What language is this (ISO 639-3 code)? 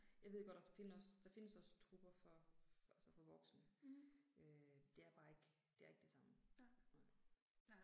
dan